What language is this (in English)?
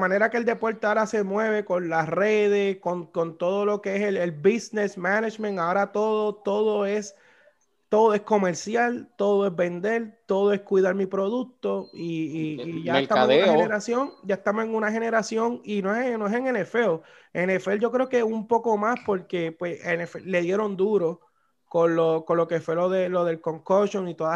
Spanish